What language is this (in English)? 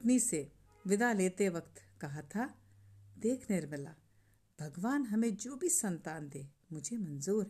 Hindi